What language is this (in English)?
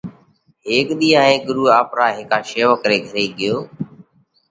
Parkari Koli